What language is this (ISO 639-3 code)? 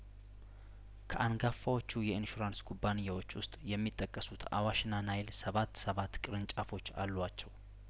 amh